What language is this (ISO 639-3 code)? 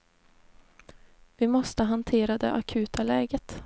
swe